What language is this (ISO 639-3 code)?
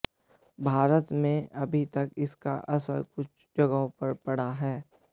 hin